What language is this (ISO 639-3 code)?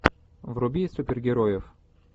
rus